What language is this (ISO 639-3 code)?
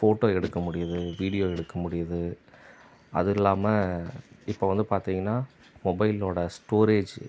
tam